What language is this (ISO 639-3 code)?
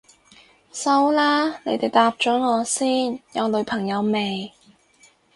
yue